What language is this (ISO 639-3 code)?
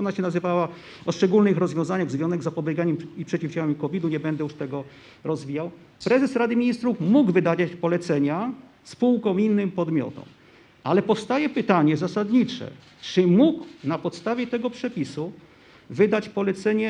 pol